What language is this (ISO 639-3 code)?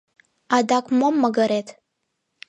chm